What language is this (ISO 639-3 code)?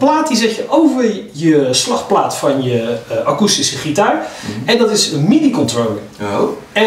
nld